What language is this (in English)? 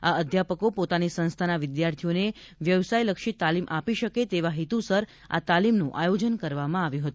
Gujarati